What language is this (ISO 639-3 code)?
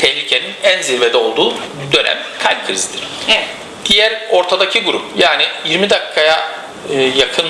tur